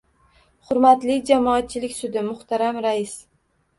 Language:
Uzbek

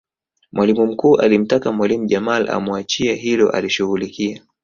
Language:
Swahili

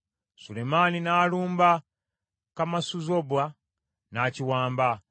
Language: Ganda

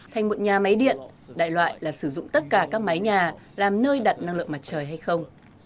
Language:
Vietnamese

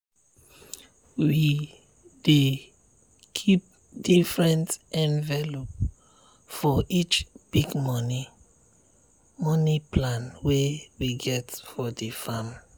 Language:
Nigerian Pidgin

